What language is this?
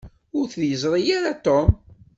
Kabyle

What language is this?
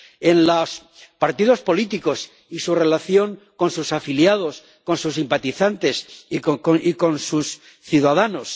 Spanish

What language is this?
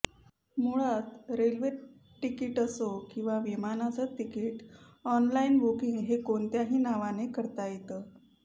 Marathi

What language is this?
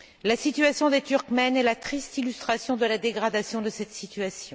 French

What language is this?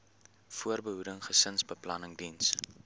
Afrikaans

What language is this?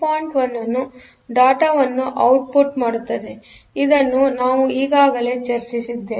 Kannada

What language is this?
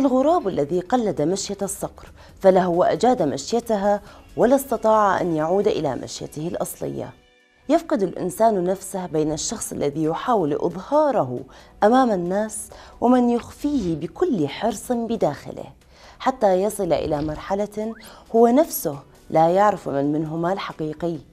Arabic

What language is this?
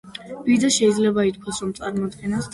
Georgian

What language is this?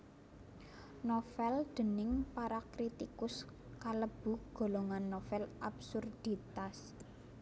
Javanese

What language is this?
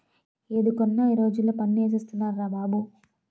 Telugu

